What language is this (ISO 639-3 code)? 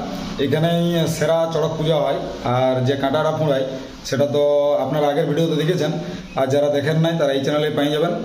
ara